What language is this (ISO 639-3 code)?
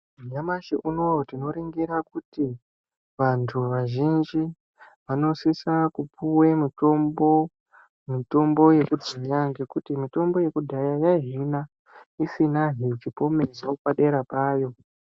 ndc